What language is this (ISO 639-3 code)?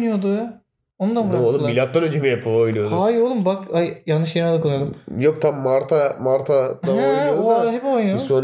tur